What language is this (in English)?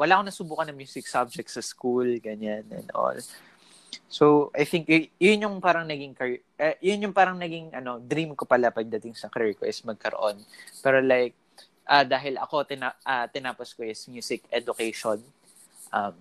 Filipino